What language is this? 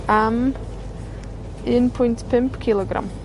Welsh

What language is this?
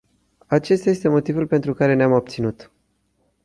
Romanian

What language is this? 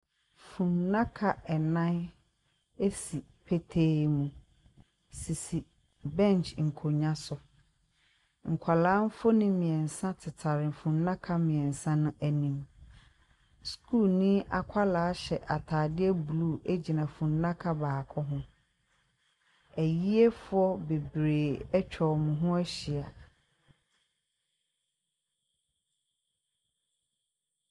Akan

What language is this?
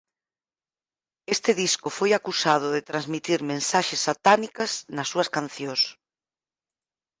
Galician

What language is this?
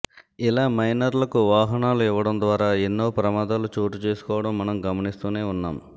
Telugu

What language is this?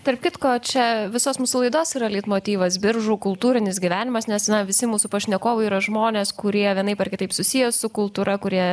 Lithuanian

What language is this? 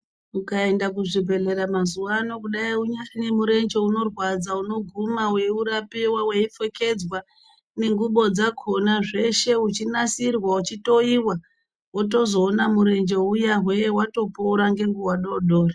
Ndau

